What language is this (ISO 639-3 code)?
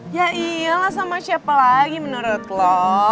ind